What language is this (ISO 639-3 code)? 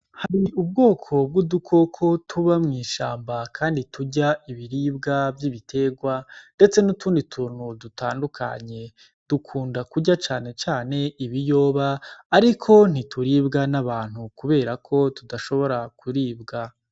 run